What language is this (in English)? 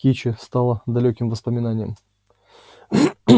Russian